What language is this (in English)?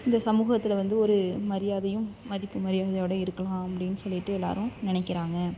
Tamil